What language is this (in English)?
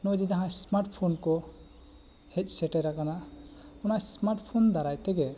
Santali